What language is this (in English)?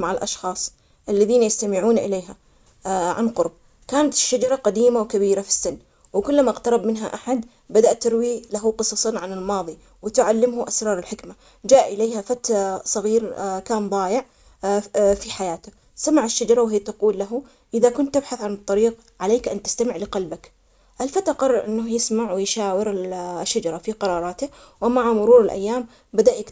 Omani Arabic